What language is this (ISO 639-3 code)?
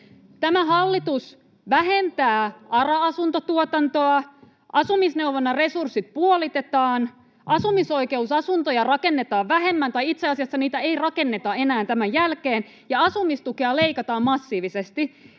fin